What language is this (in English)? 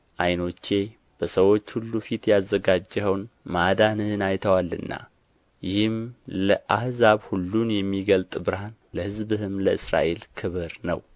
Amharic